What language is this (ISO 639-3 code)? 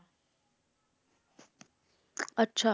pan